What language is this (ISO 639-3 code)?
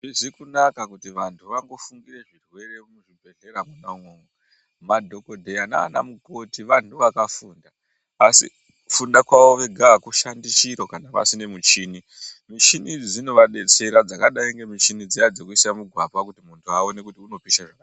ndc